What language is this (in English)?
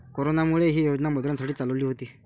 Marathi